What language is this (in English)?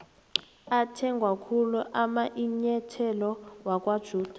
South Ndebele